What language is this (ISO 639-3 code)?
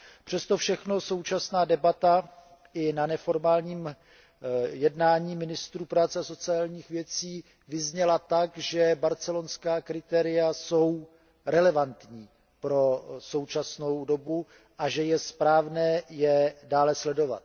ces